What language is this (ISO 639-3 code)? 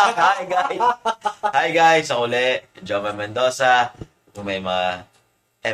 fil